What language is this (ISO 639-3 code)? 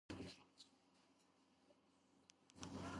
kat